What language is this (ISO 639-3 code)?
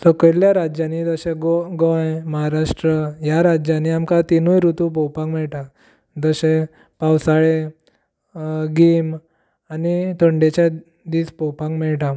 kok